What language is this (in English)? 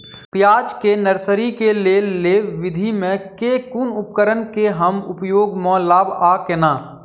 Maithili